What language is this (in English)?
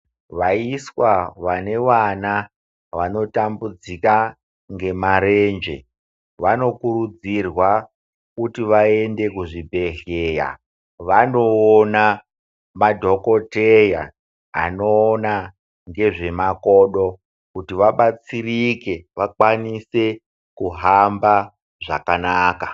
Ndau